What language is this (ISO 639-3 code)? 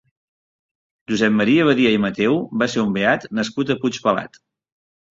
cat